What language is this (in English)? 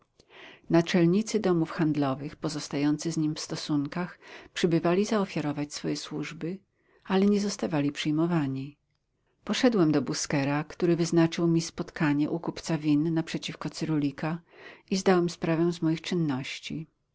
Polish